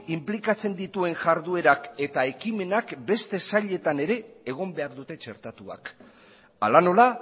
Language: Basque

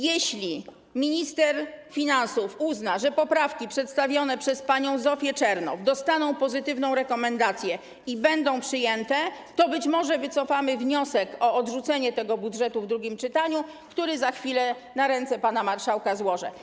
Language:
Polish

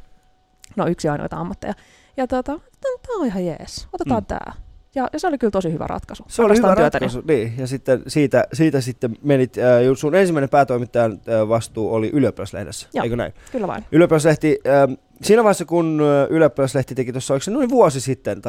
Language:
Finnish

